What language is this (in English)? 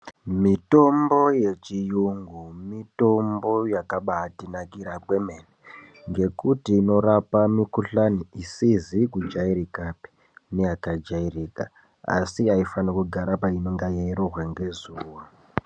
Ndau